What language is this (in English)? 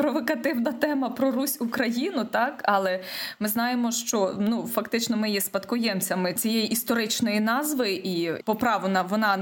Ukrainian